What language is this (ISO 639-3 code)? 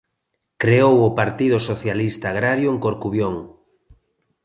glg